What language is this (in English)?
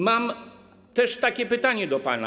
Polish